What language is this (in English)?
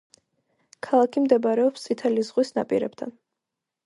Georgian